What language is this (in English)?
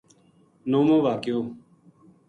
Gujari